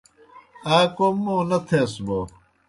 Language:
Kohistani Shina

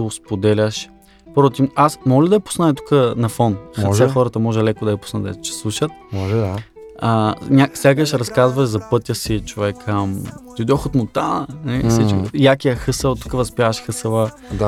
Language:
Bulgarian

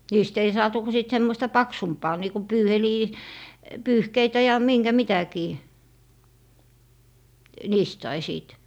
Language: Finnish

